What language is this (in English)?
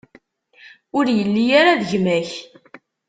Kabyle